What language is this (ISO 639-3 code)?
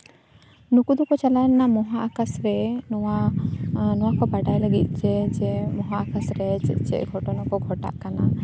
sat